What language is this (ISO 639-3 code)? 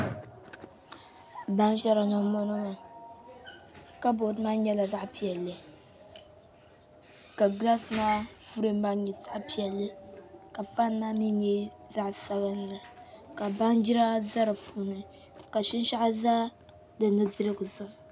dag